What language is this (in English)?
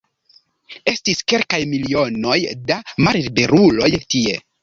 Esperanto